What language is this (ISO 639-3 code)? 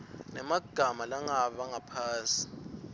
ssw